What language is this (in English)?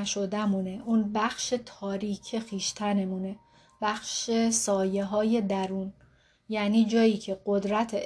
Persian